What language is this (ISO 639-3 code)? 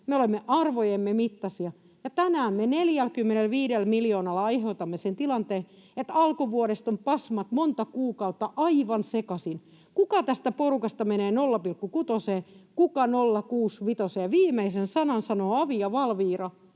fin